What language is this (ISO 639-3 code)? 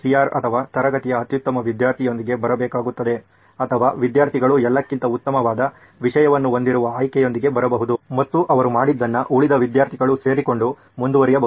kan